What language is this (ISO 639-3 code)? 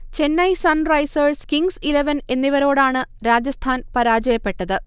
mal